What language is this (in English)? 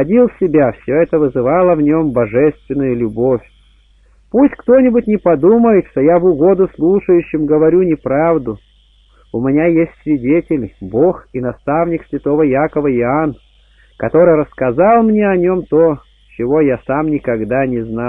Russian